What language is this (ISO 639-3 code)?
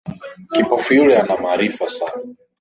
swa